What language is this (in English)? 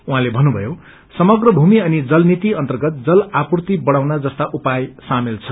Nepali